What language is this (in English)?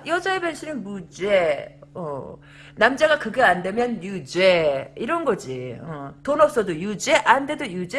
Korean